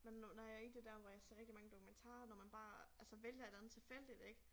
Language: Danish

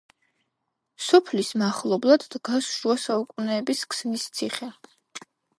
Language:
Georgian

